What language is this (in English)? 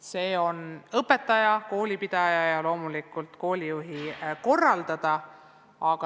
Estonian